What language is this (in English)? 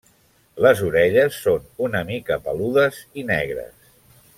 Catalan